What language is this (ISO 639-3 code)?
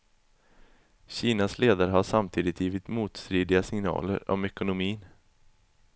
swe